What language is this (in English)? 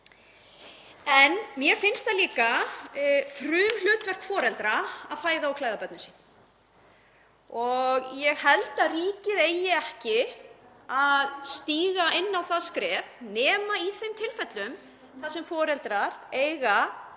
Icelandic